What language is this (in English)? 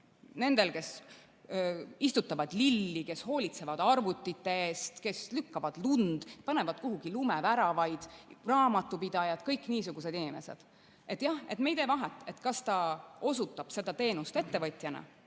Estonian